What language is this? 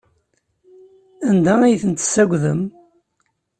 Kabyle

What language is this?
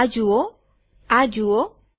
Gujarati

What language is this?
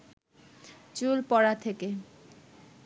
Bangla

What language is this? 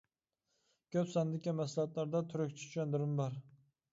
Uyghur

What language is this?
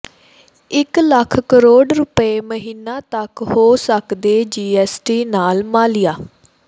Punjabi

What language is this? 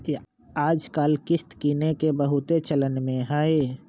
Magahi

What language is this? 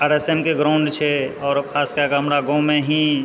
Maithili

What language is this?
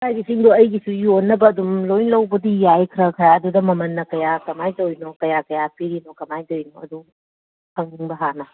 Manipuri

